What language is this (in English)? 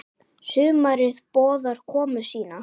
Icelandic